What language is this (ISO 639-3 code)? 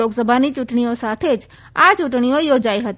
guj